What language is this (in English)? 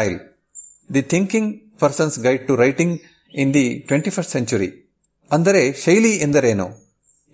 Kannada